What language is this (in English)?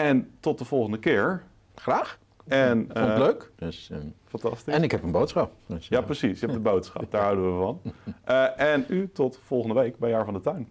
Dutch